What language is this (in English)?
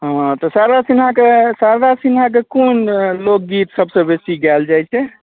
Maithili